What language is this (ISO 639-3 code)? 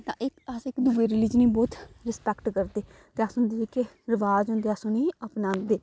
doi